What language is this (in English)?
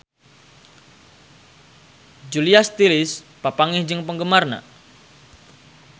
Sundanese